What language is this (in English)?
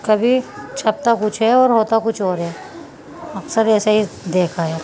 Urdu